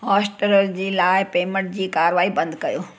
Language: Sindhi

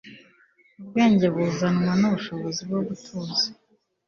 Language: Kinyarwanda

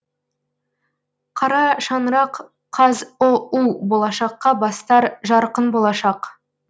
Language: Kazakh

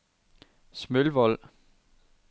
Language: Danish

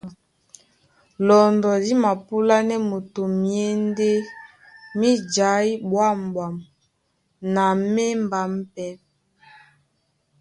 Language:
Duala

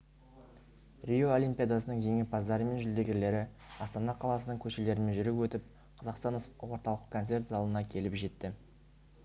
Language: Kazakh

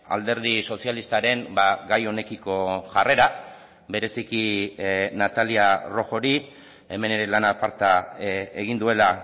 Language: Basque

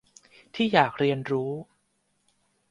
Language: Thai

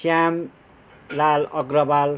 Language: Nepali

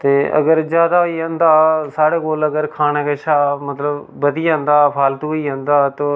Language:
Dogri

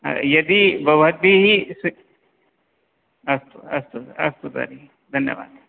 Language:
Sanskrit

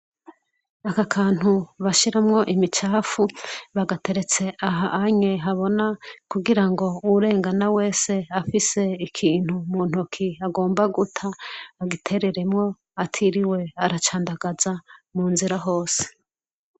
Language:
Rundi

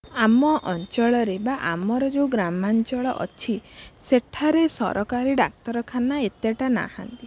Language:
Odia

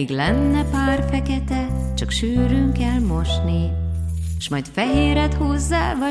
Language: Hungarian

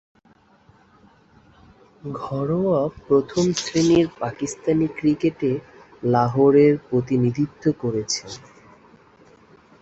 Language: Bangla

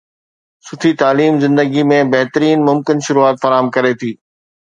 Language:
Sindhi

